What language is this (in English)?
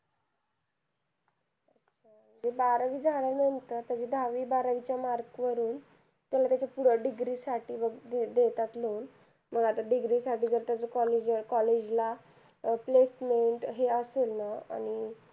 Marathi